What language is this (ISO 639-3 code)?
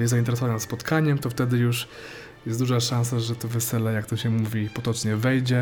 pol